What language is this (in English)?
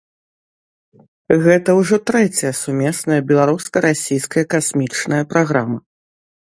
Belarusian